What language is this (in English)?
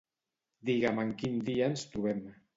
Catalan